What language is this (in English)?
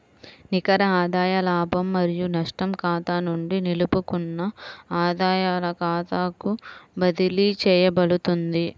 Telugu